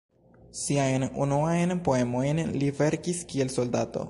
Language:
Esperanto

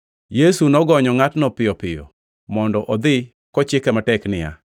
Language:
Luo (Kenya and Tanzania)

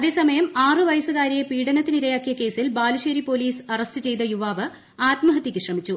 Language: Malayalam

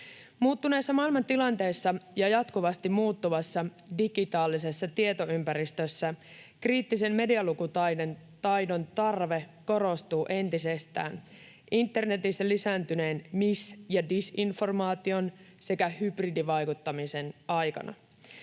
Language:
Finnish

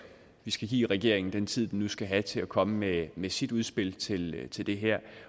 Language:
Danish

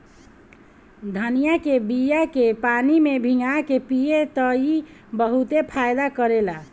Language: Bhojpuri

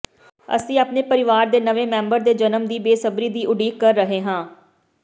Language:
Punjabi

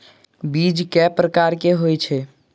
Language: Maithili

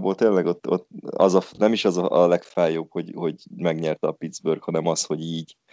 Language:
Hungarian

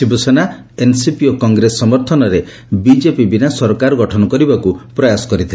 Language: Odia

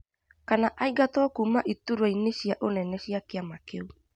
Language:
Kikuyu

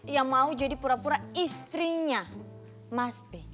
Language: Indonesian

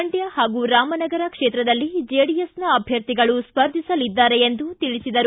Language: Kannada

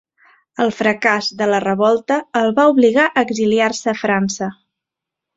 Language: Catalan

